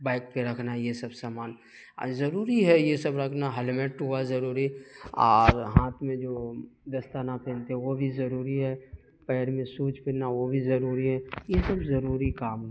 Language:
Urdu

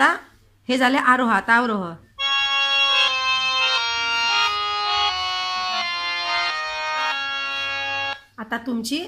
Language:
Hindi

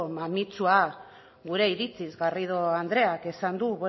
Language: Basque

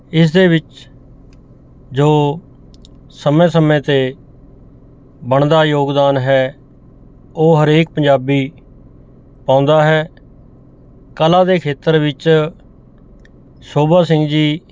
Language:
Punjabi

